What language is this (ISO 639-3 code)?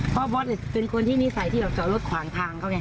tha